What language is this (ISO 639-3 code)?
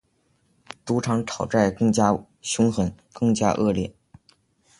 zho